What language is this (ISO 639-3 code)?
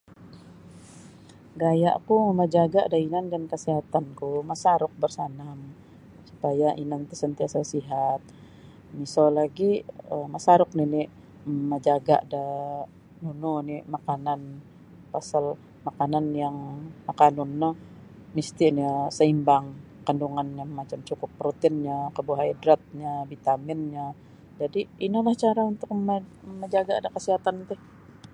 bsy